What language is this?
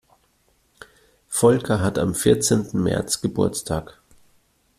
German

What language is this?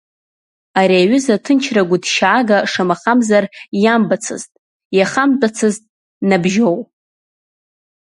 Abkhazian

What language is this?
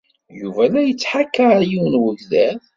Kabyle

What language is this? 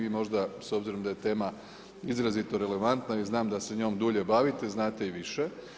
Croatian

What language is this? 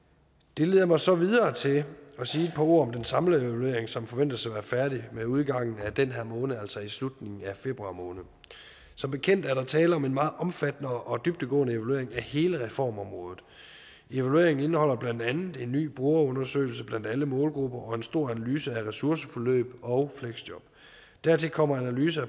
Danish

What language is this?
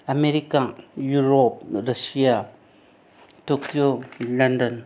Marathi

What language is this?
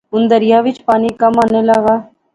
Pahari-Potwari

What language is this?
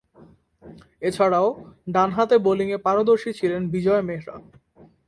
Bangla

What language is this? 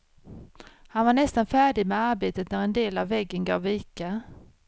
Swedish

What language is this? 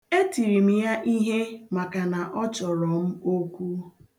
Igbo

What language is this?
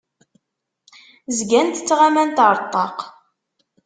Kabyle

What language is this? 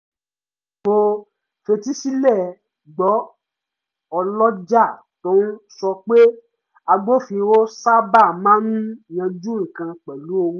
Yoruba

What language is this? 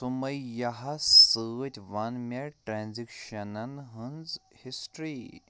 Kashmiri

